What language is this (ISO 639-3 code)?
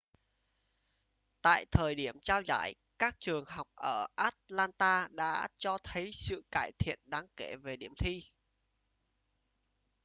vie